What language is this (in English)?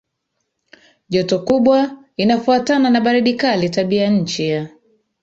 Swahili